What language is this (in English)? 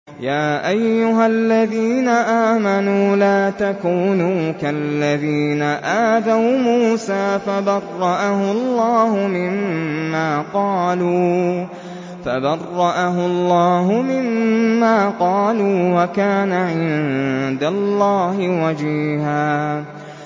Arabic